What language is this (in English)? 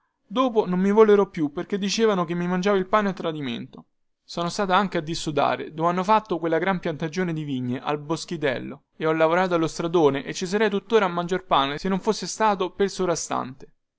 Italian